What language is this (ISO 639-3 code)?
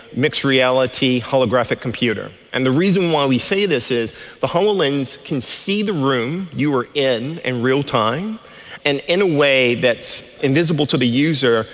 eng